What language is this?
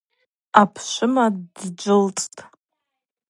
Abaza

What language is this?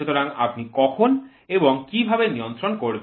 Bangla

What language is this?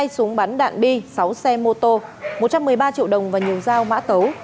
Vietnamese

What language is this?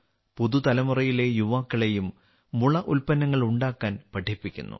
Malayalam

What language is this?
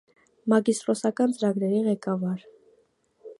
Armenian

